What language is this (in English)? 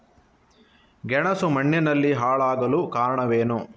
Kannada